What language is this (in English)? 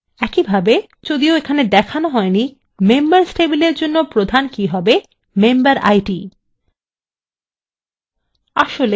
Bangla